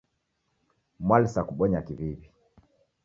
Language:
Taita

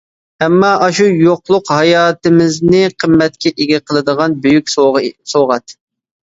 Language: Uyghur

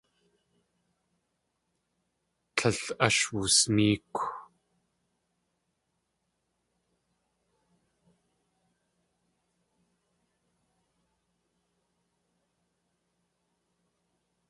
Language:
Tlingit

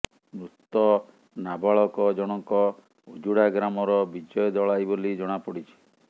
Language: Odia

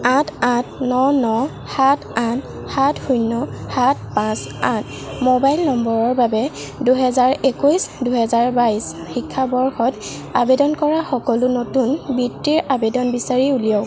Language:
Assamese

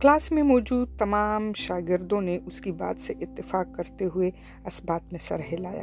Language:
Urdu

